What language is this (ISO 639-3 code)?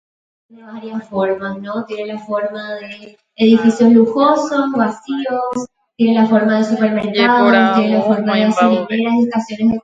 grn